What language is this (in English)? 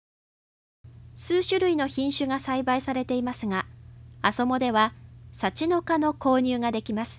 Japanese